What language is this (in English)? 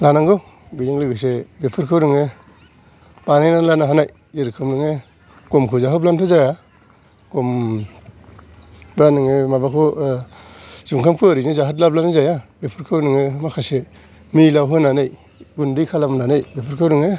Bodo